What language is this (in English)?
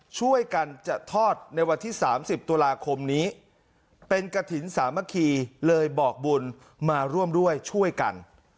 Thai